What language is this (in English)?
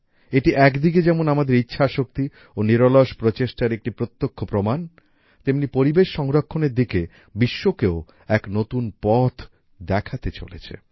Bangla